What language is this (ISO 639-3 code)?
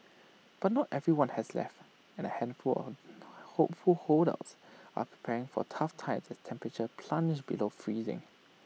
eng